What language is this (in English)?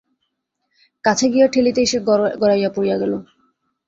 Bangla